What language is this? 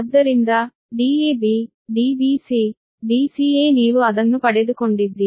Kannada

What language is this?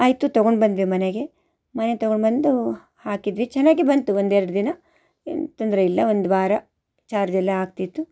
Kannada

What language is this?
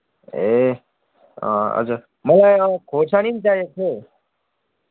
Nepali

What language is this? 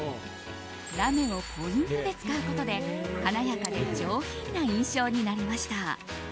Japanese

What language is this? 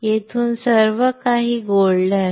Marathi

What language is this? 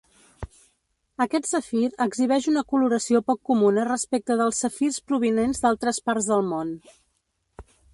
Catalan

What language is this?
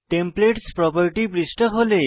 Bangla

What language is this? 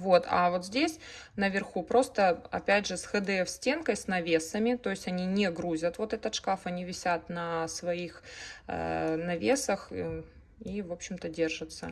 Russian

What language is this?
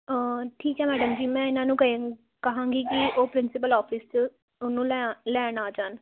Punjabi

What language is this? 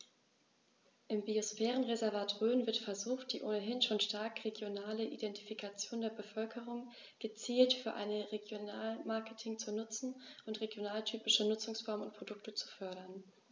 German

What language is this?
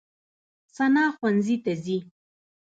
Pashto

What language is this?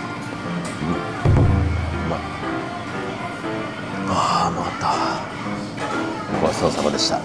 Japanese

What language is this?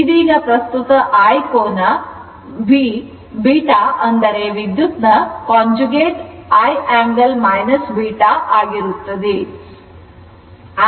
Kannada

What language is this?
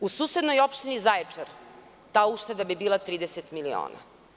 Serbian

